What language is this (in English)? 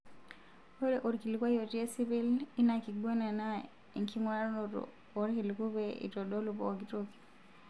Masai